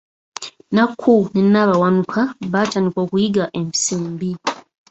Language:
Ganda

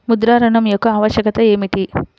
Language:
Telugu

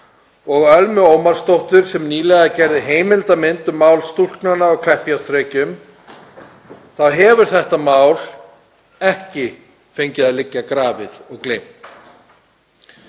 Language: Icelandic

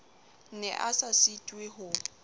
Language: Southern Sotho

